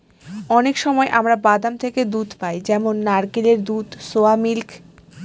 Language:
Bangla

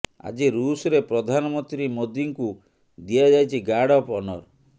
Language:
Odia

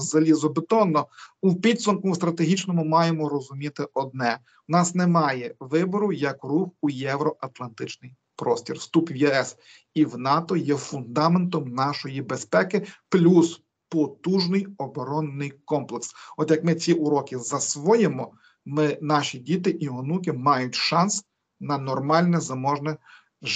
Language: Ukrainian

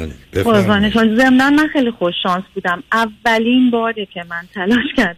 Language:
Persian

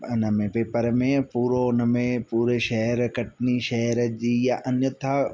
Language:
Sindhi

